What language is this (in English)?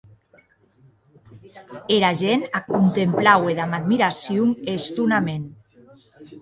Occitan